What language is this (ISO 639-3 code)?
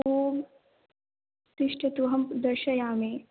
san